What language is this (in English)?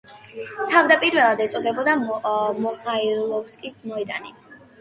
Georgian